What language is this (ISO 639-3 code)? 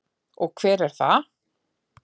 isl